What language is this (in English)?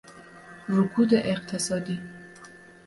Persian